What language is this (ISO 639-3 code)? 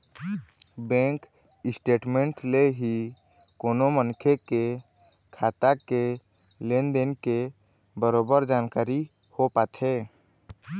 hne